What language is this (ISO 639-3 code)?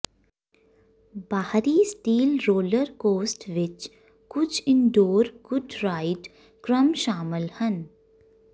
pan